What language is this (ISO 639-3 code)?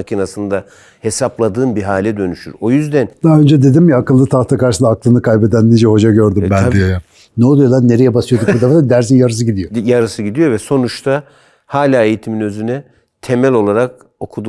tur